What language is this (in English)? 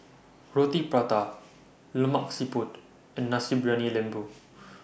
English